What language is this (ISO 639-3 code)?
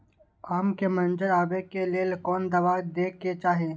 mai